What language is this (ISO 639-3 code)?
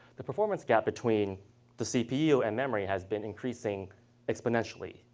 eng